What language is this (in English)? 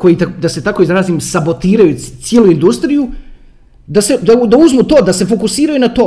Croatian